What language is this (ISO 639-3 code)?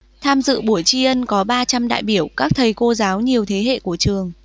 vie